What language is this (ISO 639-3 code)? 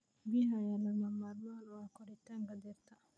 som